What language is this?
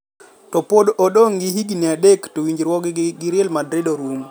Luo (Kenya and Tanzania)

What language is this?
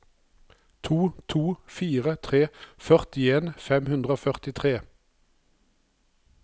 Norwegian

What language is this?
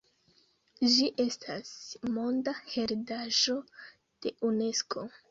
Esperanto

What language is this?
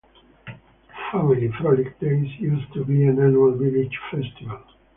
English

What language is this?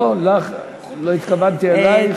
Hebrew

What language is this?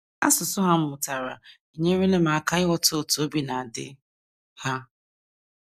Igbo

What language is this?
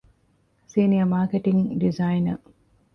Divehi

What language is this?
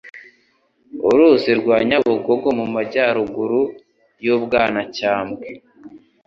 Kinyarwanda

